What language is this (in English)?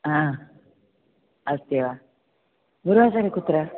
Sanskrit